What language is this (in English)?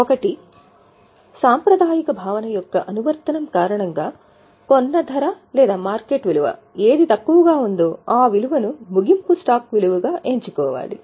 Telugu